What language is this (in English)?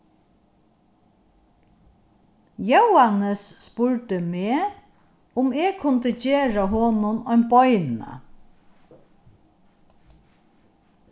Faroese